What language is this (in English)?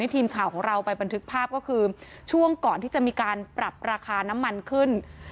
Thai